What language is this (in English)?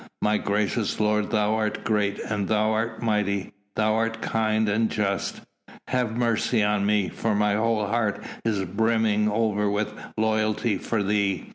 English